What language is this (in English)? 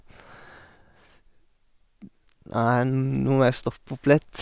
Norwegian